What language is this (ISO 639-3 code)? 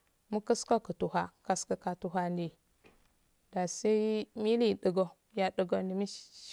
aal